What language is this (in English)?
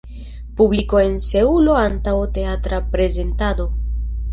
Esperanto